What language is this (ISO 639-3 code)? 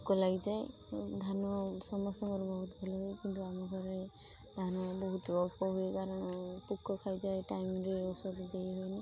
ori